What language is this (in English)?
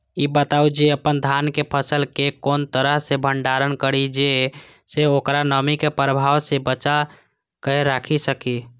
Maithili